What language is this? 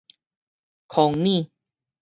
Min Nan Chinese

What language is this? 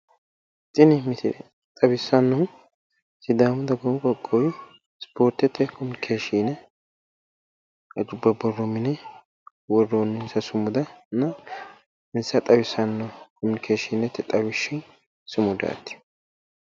Sidamo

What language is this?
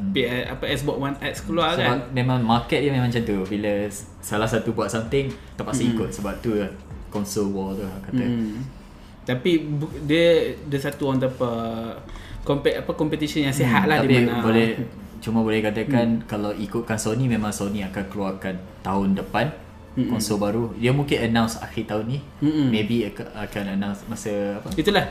Malay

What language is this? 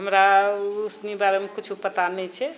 Maithili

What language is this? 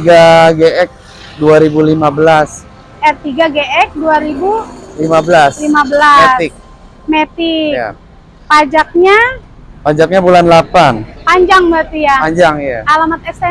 Indonesian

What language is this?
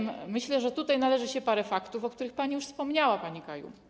Polish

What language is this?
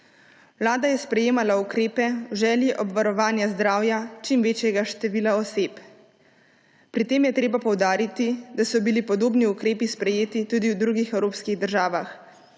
Slovenian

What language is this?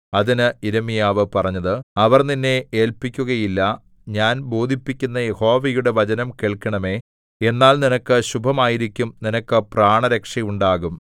Malayalam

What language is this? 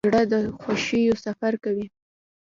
Pashto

